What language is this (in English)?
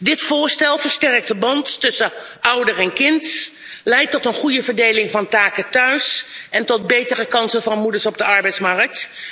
Dutch